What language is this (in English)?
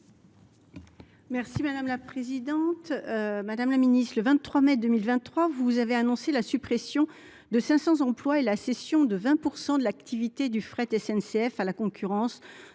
French